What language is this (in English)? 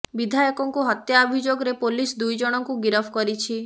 Odia